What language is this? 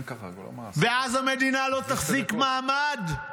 Hebrew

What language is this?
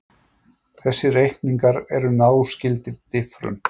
Icelandic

